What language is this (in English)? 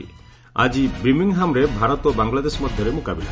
Odia